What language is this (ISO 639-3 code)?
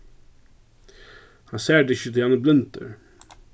fao